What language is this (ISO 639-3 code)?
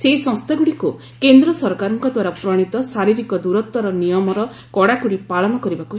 ori